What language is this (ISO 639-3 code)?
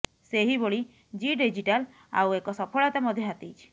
ori